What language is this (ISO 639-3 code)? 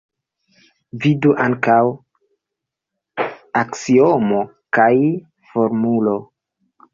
epo